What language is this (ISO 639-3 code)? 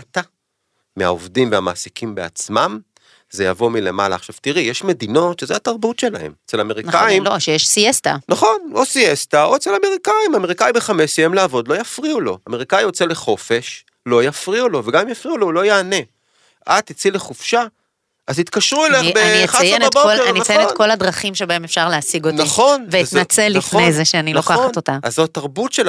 heb